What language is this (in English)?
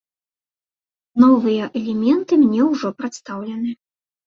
Belarusian